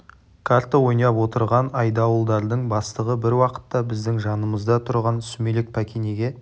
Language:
Kazakh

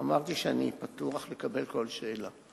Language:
Hebrew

